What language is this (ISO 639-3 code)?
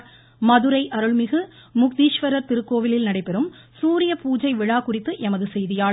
tam